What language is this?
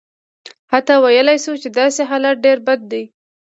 Pashto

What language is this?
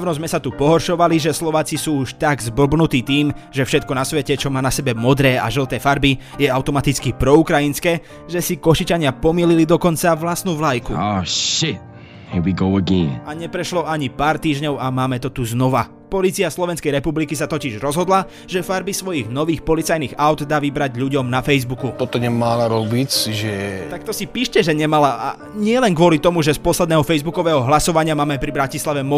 Slovak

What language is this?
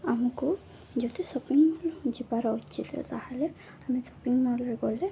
Odia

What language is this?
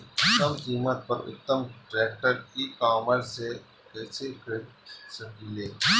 Bhojpuri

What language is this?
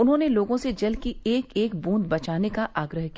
Hindi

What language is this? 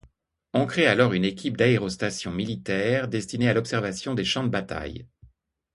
French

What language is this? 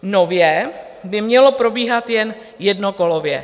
Czech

